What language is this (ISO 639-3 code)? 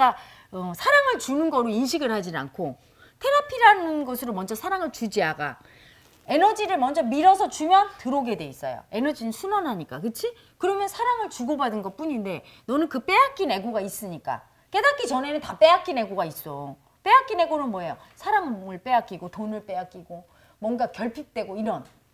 kor